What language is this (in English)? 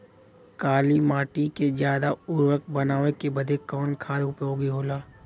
Bhojpuri